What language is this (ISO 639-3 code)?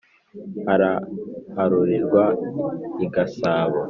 kin